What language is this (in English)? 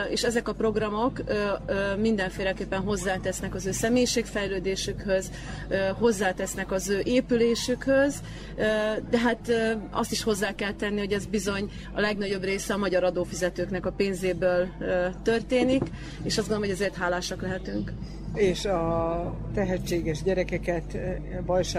Hungarian